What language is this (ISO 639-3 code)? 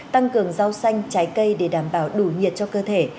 vie